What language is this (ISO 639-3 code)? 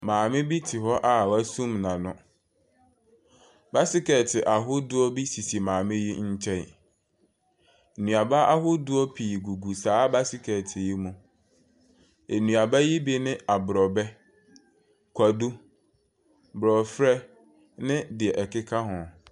aka